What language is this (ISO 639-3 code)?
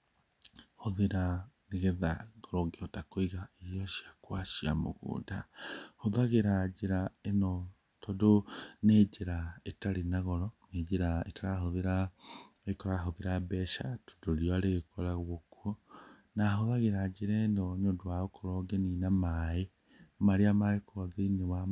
kik